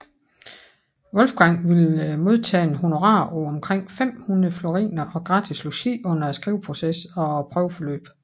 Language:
Danish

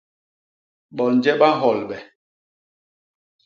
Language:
Basaa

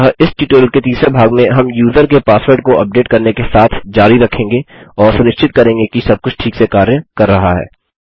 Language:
Hindi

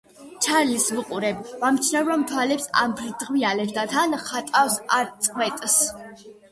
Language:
Georgian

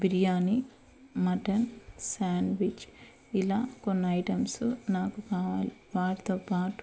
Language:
Telugu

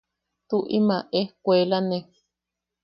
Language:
Yaqui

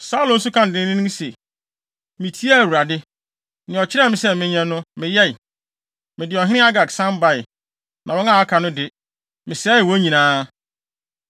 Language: Akan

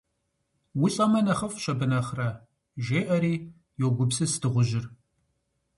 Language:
Kabardian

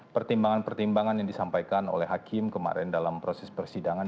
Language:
Indonesian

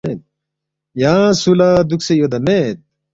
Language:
Balti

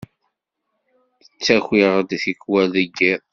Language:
Kabyle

